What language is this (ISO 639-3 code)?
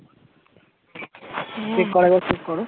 ben